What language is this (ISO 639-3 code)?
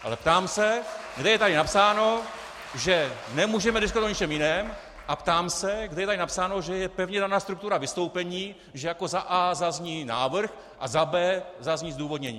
ces